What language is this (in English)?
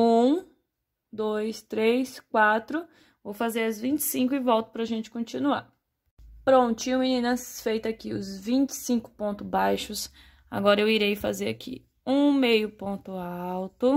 Portuguese